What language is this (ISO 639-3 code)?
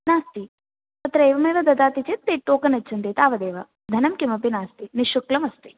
san